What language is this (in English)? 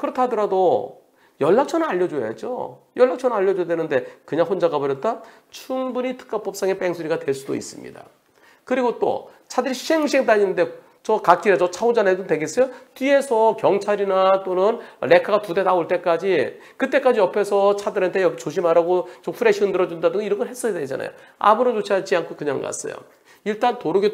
Korean